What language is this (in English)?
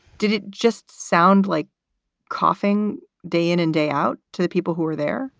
English